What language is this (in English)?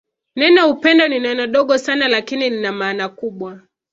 Swahili